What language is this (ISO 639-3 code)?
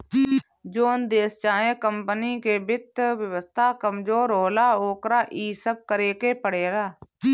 bho